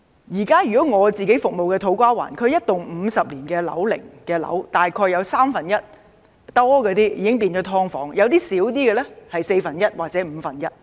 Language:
Cantonese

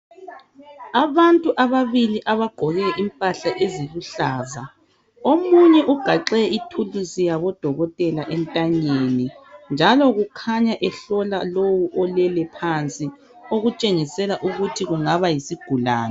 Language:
North Ndebele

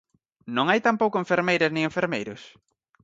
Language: Galician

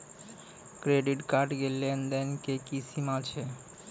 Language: Maithili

